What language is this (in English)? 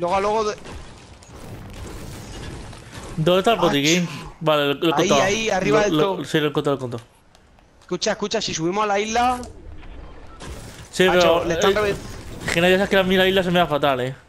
Spanish